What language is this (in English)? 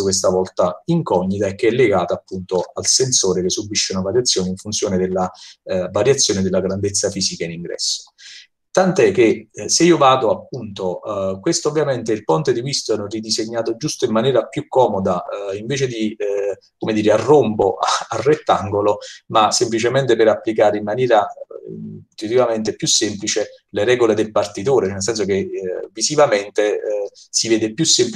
Italian